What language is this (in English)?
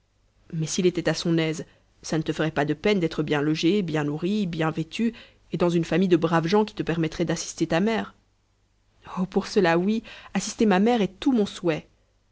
French